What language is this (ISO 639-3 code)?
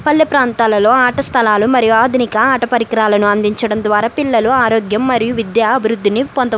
tel